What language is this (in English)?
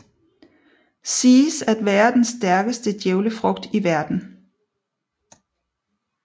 Danish